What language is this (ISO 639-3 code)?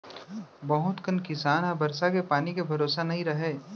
hne